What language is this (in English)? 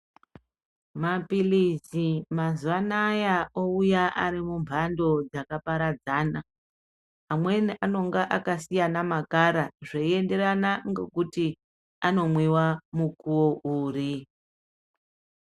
Ndau